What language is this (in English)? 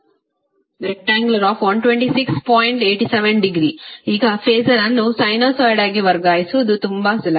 Kannada